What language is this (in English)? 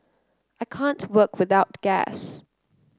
English